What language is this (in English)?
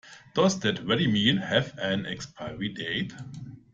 English